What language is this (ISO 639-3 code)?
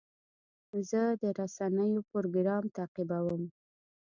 pus